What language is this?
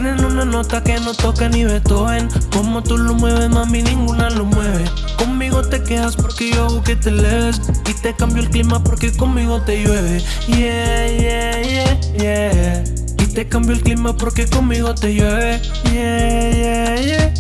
Spanish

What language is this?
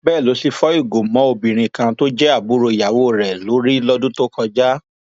Yoruba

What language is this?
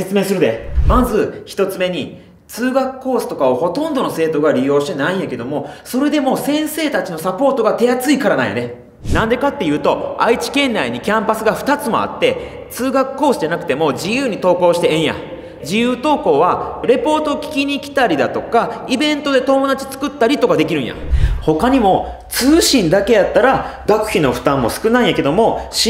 Japanese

